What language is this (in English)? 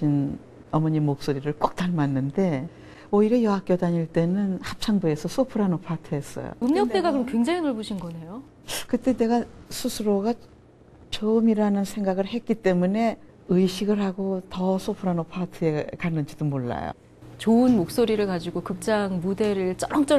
Korean